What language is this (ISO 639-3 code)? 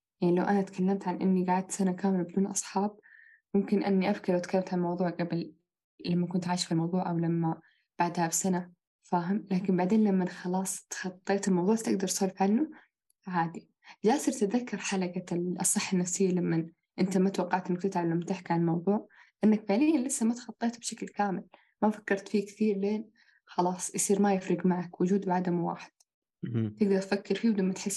ara